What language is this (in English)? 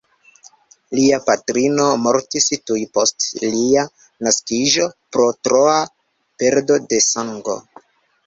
Esperanto